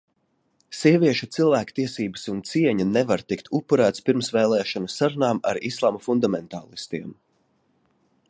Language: Latvian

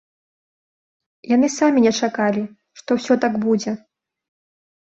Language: Belarusian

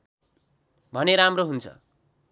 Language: Nepali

